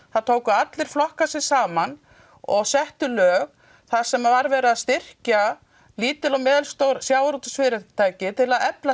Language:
Icelandic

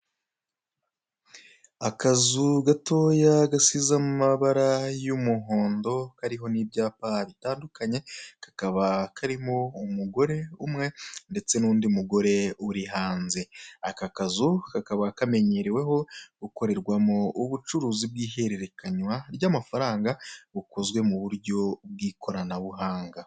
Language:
Kinyarwanda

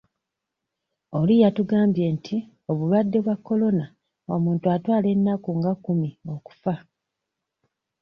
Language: Ganda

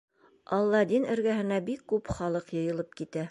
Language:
Bashkir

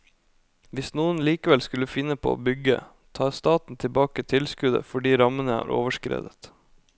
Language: Norwegian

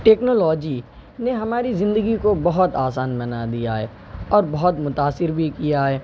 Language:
Urdu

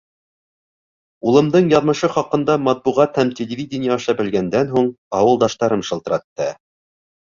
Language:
Bashkir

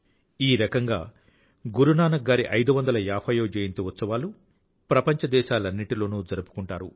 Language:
Telugu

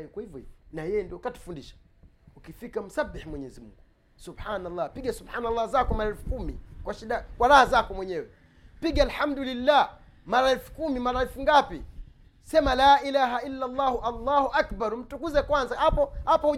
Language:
Swahili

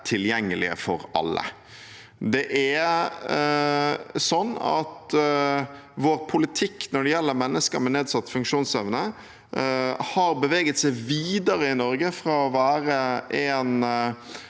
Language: Norwegian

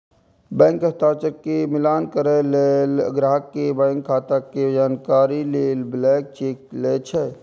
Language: Maithili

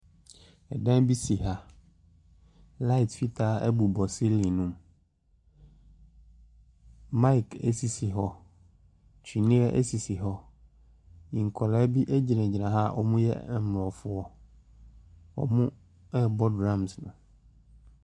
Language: Akan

